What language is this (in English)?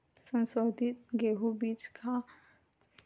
Chhattisgarhi